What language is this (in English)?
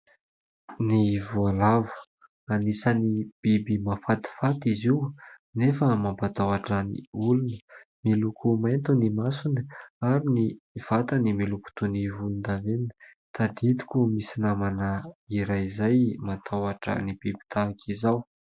Malagasy